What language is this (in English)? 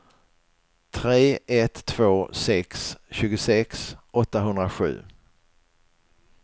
Swedish